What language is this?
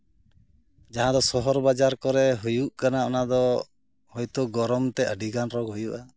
Santali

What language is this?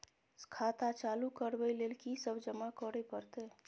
Maithili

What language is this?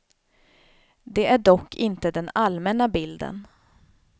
Swedish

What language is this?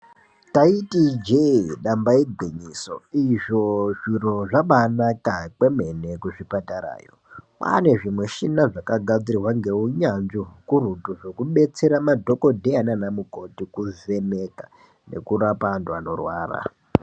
Ndau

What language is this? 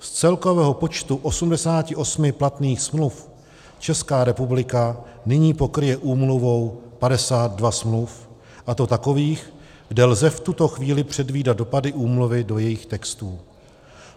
Czech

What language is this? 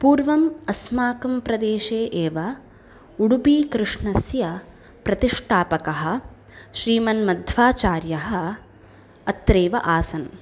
Sanskrit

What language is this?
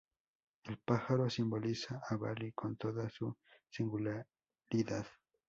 Spanish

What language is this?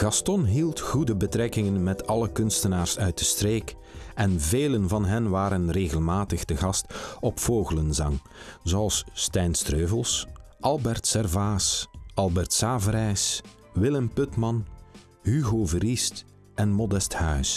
Dutch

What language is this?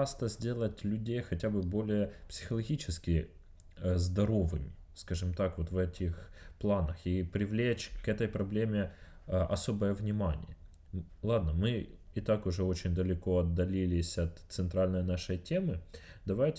Russian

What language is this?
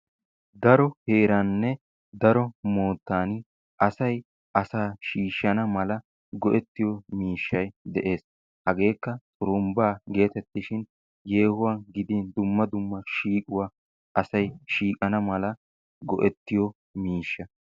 Wolaytta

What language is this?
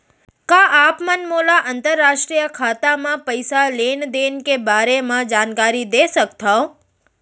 Chhattisgarhi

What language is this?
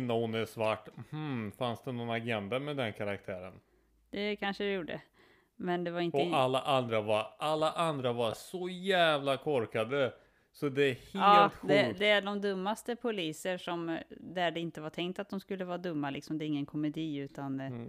Swedish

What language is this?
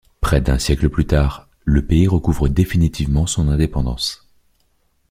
French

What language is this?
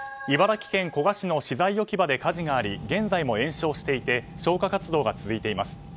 Japanese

